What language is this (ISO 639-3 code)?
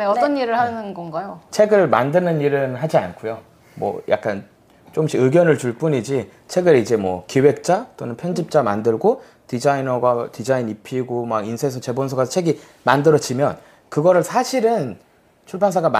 kor